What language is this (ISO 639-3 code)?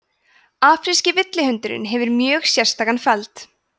isl